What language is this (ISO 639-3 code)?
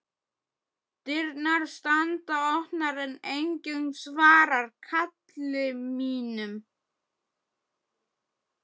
isl